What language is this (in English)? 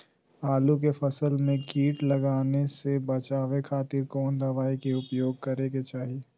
Magahi